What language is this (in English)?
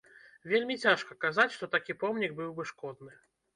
Belarusian